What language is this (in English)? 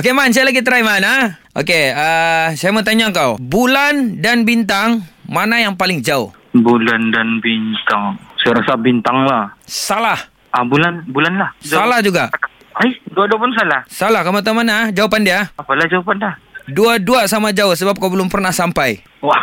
Malay